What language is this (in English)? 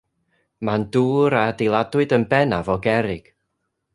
Welsh